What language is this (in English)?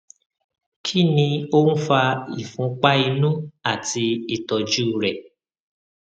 Yoruba